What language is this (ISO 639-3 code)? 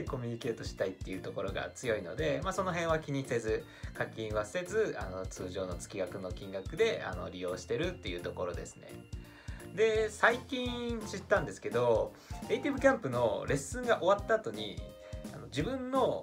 jpn